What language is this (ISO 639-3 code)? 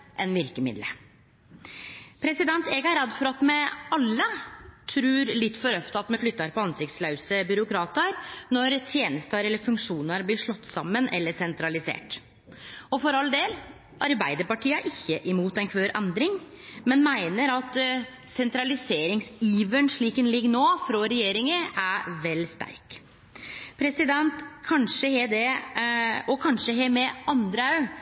nno